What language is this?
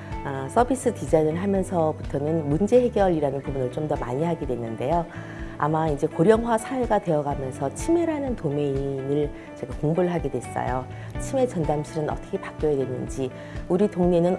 Korean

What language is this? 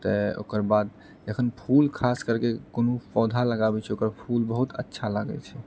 Maithili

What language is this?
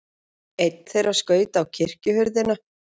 Icelandic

